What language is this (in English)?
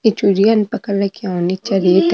Marwari